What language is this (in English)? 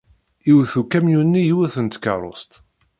Kabyle